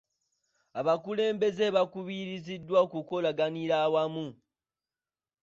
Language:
Ganda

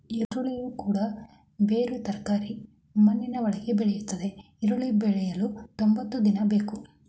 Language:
Kannada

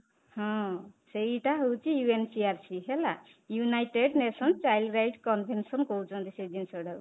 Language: Odia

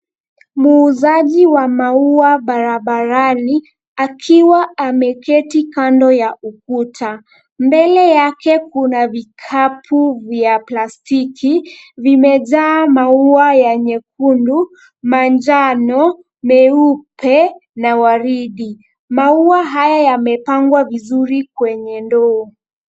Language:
Swahili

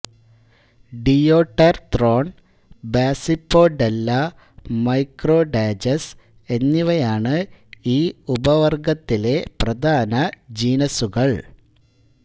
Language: Malayalam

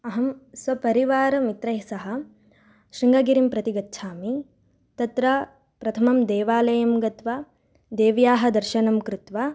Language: Sanskrit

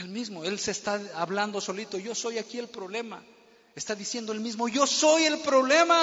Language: Spanish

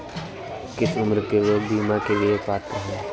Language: Hindi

